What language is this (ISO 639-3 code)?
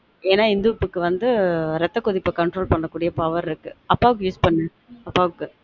tam